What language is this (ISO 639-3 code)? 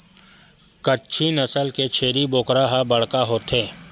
hne